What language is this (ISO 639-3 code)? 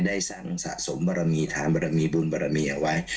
tha